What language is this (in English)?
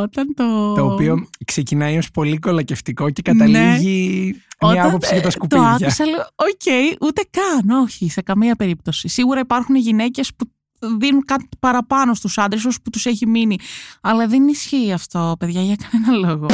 Greek